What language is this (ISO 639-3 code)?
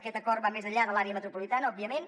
cat